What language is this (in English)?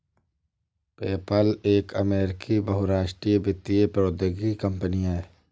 Hindi